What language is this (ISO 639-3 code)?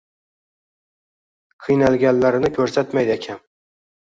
uzb